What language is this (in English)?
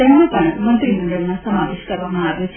Gujarati